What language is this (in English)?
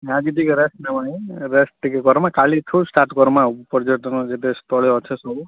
Odia